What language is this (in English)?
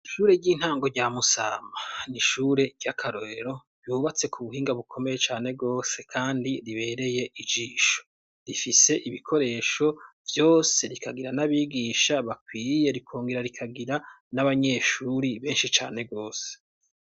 Rundi